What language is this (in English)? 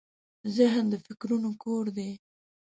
Pashto